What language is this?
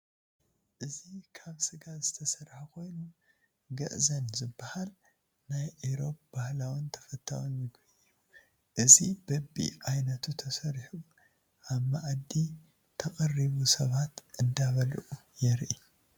Tigrinya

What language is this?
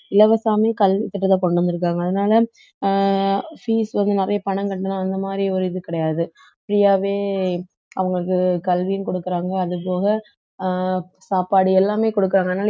Tamil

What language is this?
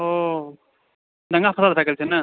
Maithili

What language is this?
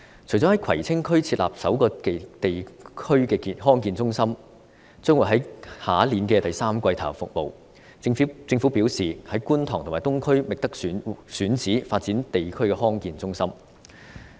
Cantonese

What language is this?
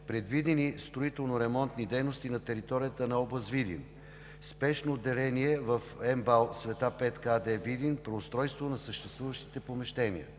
Bulgarian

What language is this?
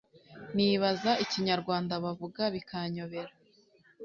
Kinyarwanda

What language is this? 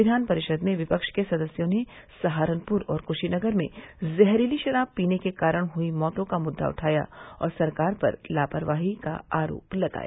Hindi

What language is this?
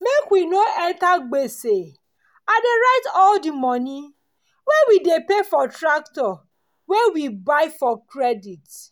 Nigerian Pidgin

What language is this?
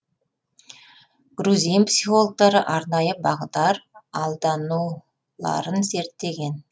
Kazakh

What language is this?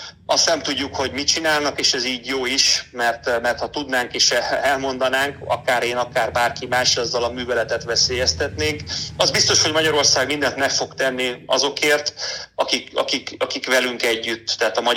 Hungarian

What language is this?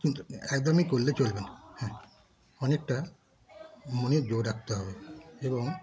Bangla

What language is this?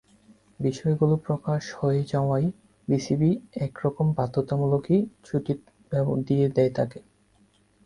Bangla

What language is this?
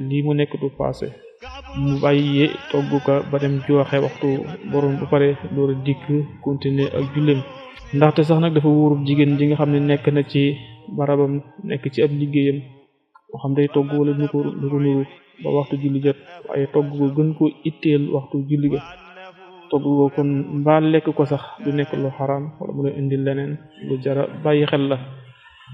Arabic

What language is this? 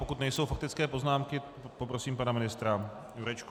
Czech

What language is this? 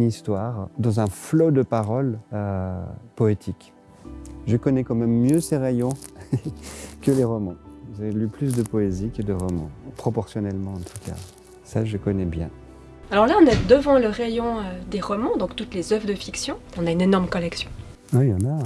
French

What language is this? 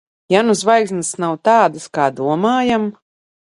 Latvian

